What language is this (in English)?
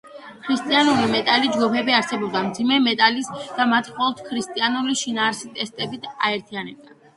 Georgian